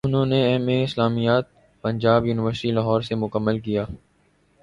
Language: Urdu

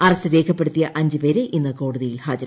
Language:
Malayalam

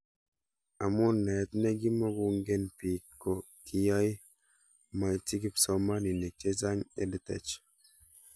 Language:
Kalenjin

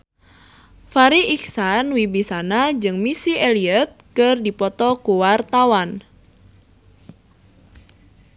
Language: Sundanese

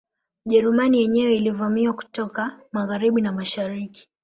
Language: Swahili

